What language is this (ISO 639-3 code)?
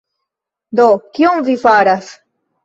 epo